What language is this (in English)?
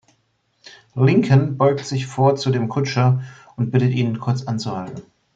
German